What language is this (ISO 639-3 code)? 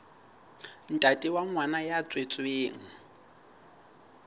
sot